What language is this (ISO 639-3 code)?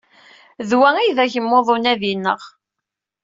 kab